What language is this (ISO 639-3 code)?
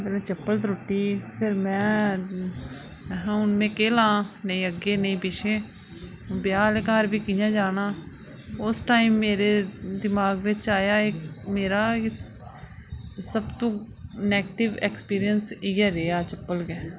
doi